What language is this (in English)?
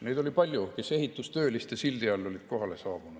Estonian